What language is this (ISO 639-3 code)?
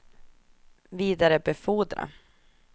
swe